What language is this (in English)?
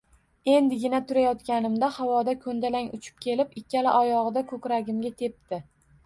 Uzbek